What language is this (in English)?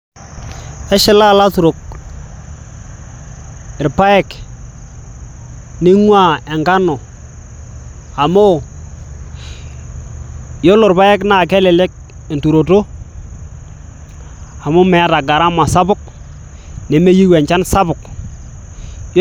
Masai